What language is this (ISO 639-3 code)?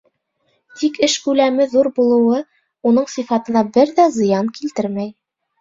bak